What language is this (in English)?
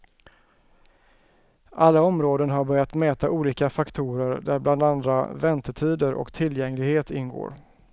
Swedish